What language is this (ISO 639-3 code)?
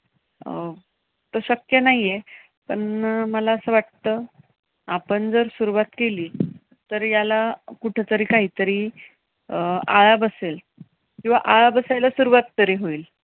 mar